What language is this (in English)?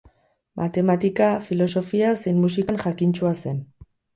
Basque